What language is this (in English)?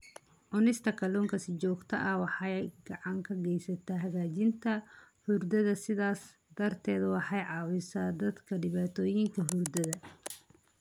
Somali